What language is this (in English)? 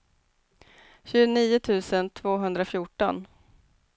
Swedish